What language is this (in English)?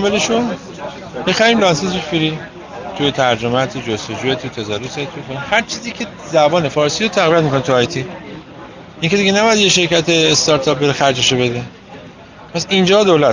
Persian